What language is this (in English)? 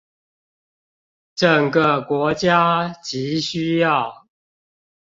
Chinese